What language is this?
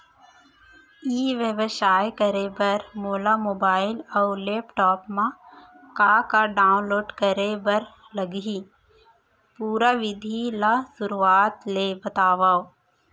Chhattisgarhi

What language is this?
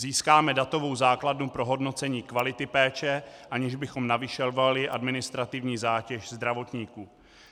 Czech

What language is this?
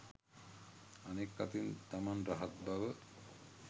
Sinhala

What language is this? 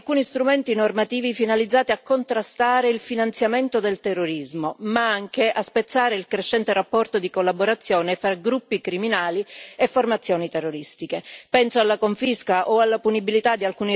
Italian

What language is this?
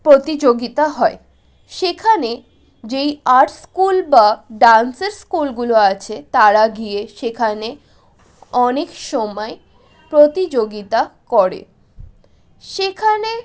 Bangla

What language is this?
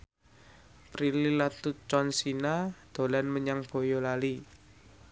Javanese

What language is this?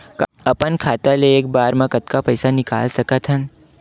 Chhattisgarhi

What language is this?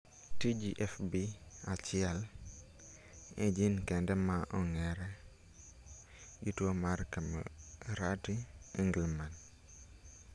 Luo (Kenya and Tanzania)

